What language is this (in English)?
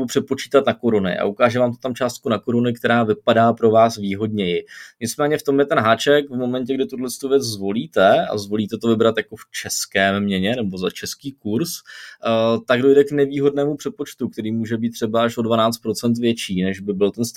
Czech